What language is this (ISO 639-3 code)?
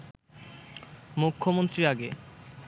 ben